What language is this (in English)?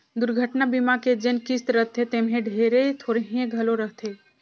Chhattisgarhi